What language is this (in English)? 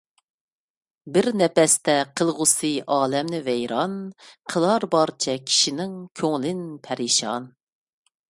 Uyghur